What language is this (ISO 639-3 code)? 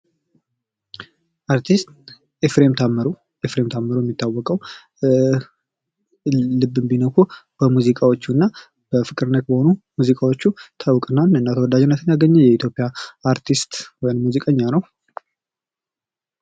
amh